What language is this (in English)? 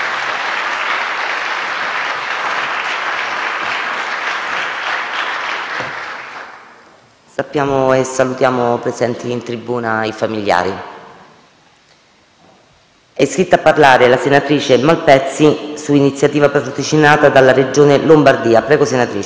Italian